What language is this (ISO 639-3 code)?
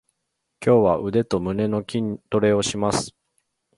jpn